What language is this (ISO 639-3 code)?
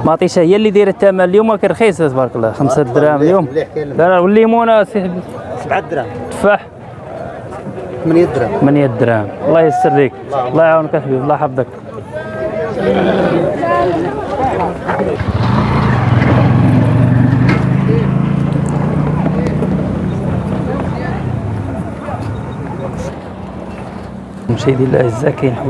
ara